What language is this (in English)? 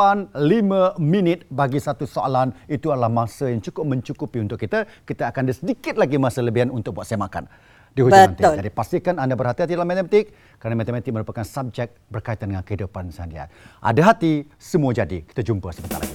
Malay